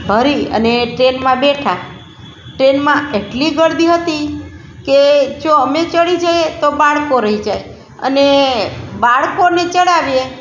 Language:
Gujarati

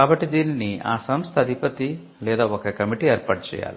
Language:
Telugu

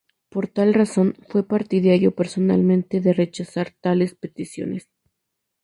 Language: Spanish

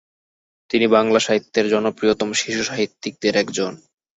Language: Bangla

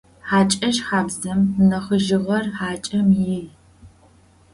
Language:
Adyghe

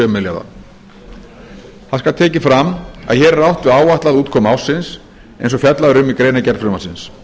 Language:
Icelandic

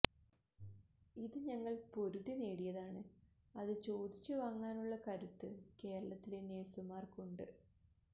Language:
Malayalam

